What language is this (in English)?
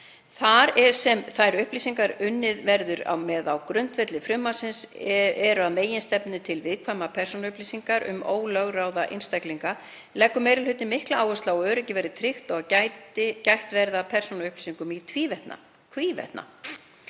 Icelandic